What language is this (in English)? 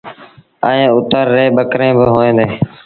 Sindhi Bhil